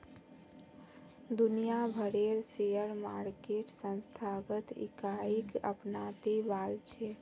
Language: Magahi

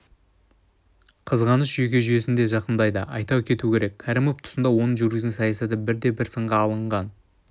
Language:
Kazakh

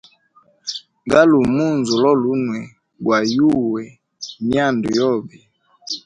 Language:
Hemba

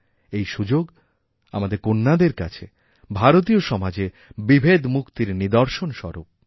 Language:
Bangla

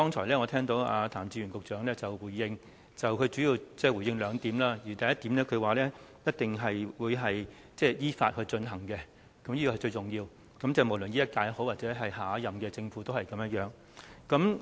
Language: Cantonese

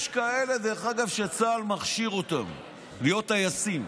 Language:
Hebrew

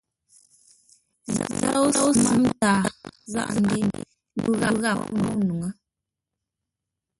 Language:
Ngombale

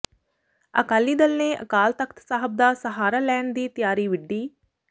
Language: Punjabi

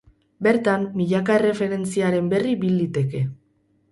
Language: Basque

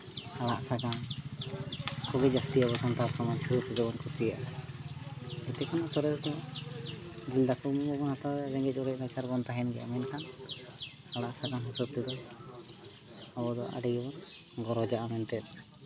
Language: Santali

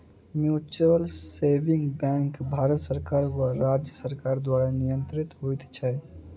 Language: Maithili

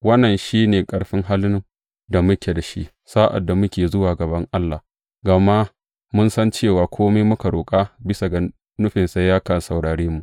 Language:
Hausa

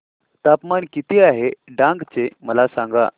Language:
Marathi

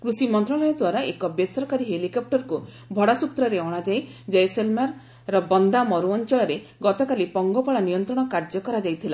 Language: Odia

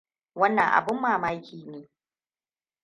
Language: Hausa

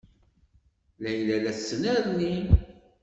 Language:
Kabyle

